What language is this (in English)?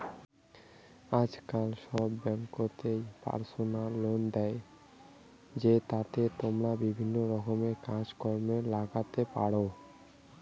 Bangla